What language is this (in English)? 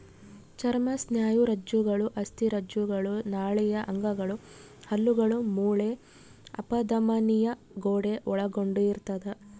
Kannada